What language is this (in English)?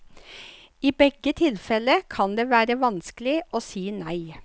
Norwegian